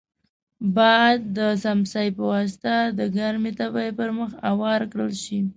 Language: Pashto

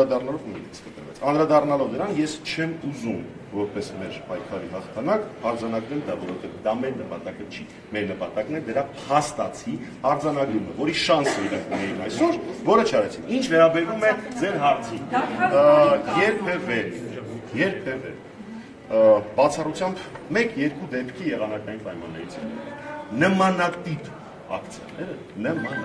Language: Romanian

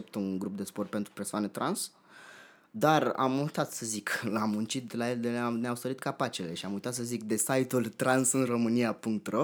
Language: Romanian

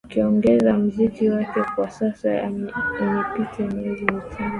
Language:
Swahili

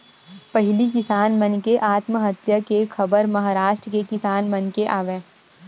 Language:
Chhattisgarhi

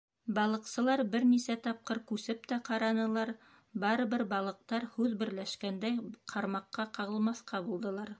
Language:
Bashkir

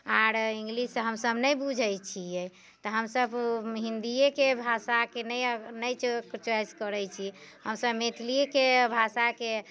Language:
Maithili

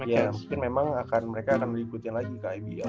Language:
Indonesian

